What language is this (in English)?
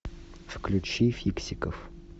Russian